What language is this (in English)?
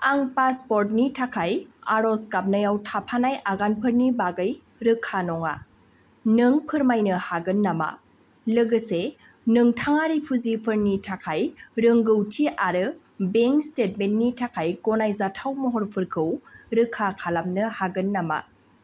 Bodo